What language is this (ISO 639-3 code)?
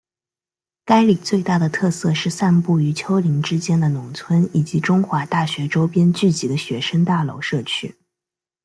zho